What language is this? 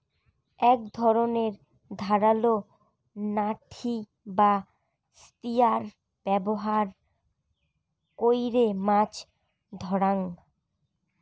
Bangla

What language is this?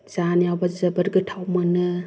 Bodo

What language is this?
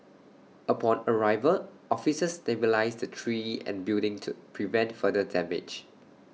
English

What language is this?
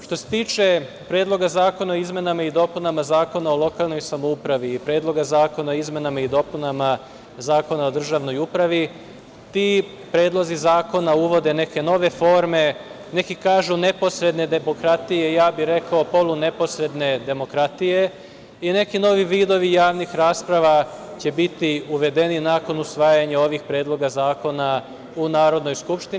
Serbian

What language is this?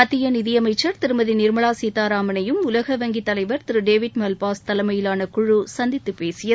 Tamil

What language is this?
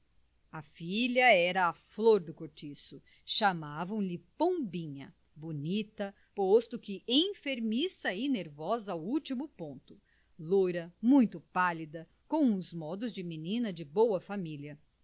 Portuguese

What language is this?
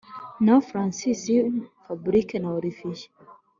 Kinyarwanda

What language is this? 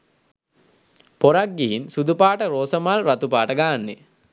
Sinhala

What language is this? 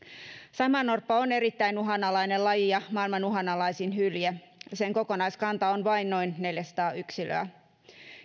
Finnish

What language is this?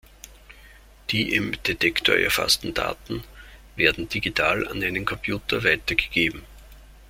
German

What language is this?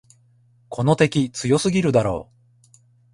Japanese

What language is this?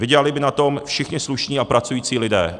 Czech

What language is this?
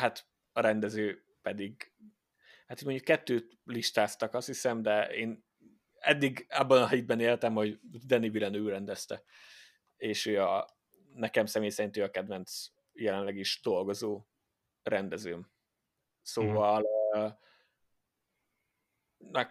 Hungarian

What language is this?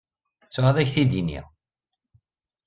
Kabyle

